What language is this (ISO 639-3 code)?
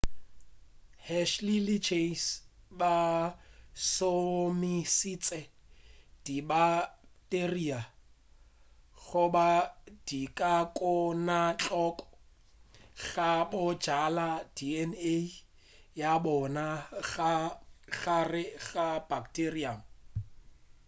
nso